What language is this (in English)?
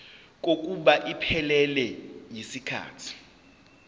Zulu